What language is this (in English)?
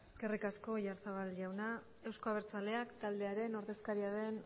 Basque